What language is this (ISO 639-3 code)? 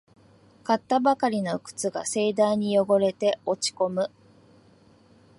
jpn